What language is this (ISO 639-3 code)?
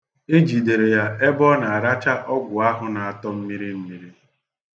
ibo